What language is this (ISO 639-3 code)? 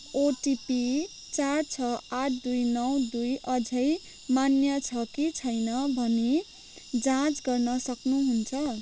nep